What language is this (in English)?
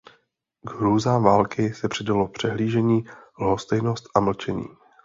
Czech